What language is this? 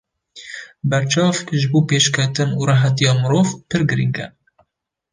Kurdish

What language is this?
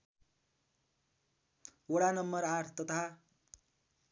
Nepali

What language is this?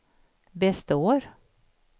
Swedish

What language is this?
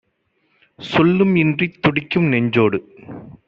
Tamil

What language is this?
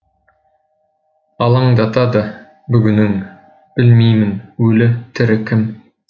Kazakh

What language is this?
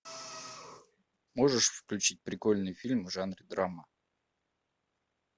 Russian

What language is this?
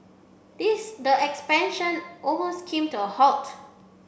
English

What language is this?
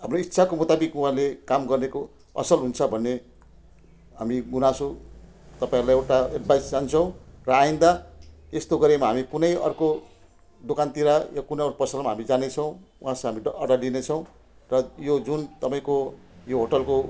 Nepali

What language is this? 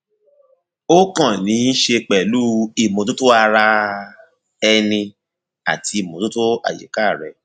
Yoruba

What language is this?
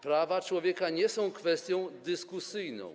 Polish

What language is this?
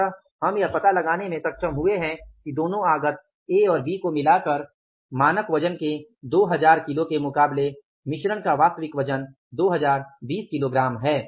Hindi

